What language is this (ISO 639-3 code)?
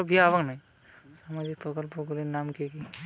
ben